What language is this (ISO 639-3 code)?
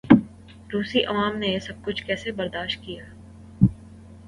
urd